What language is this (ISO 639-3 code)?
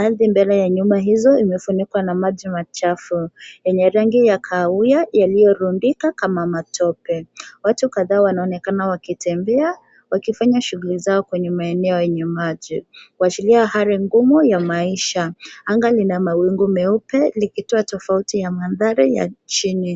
swa